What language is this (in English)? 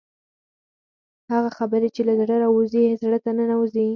Pashto